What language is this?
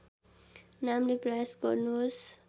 Nepali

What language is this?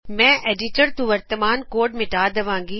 Punjabi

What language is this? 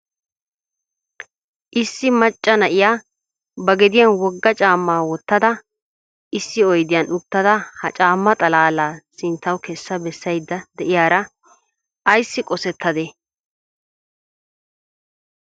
Wolaytta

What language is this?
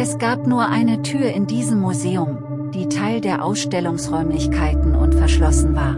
German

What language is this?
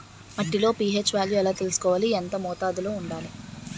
Telugu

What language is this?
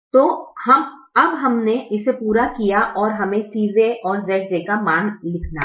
Hindi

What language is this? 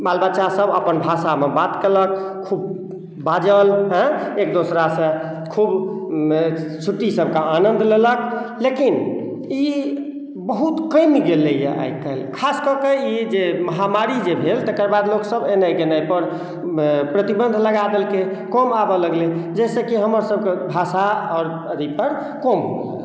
Maithili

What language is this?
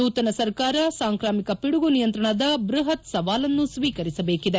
Kannada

